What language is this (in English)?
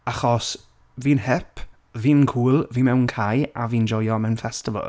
Welsh